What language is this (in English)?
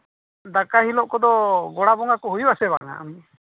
Santali